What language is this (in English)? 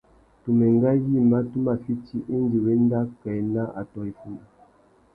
Tuki